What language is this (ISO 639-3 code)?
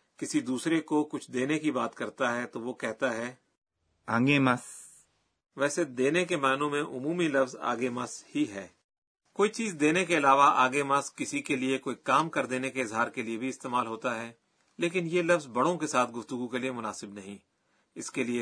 urd